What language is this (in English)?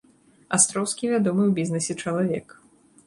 Belarusian